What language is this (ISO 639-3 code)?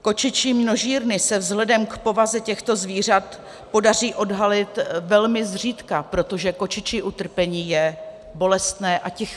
ces